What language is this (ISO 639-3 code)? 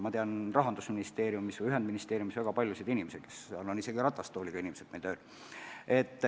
est